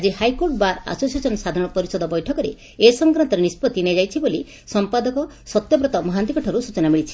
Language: Odia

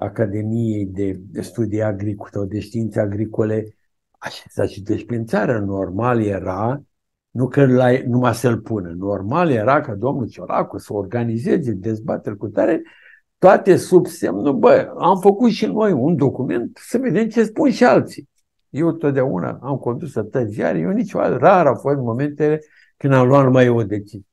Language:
Romanian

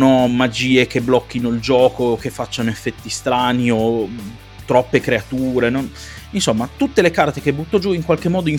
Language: Italian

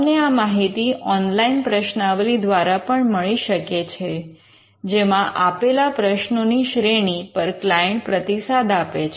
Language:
Gujarati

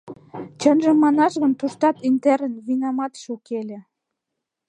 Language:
Mari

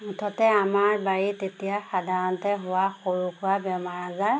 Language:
Assamese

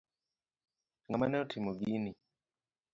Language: Luo (Kenya and Tanzania)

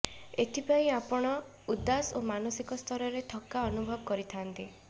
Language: Odia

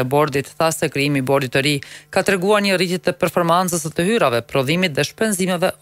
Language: Romanian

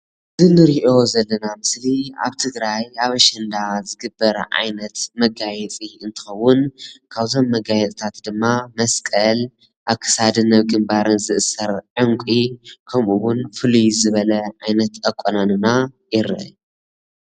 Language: Tigrinya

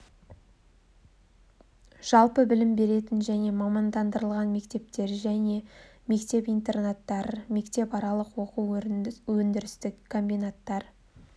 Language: Kazakh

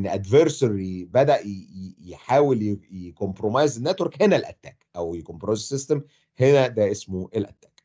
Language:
Arabic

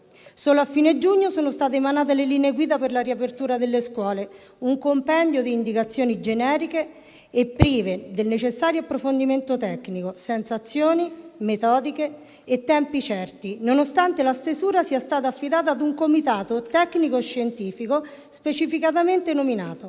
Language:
Italian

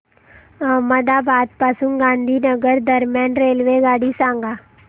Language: Marathi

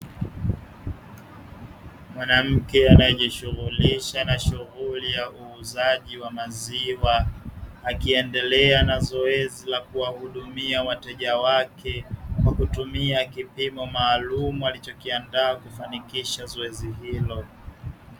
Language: Swahili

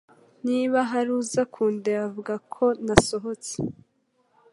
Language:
Kinyarwanda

